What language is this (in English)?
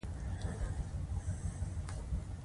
Pashto